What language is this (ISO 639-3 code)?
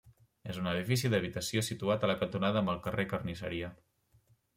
cat